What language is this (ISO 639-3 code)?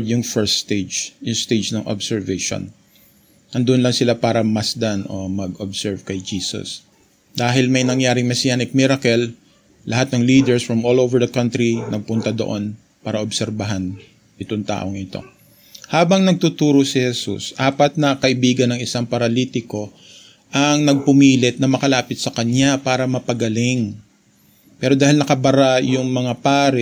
fil